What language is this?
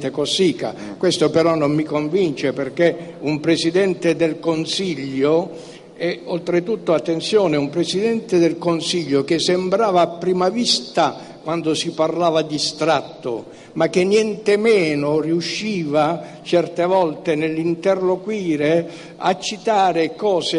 Italian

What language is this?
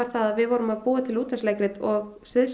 Icelandic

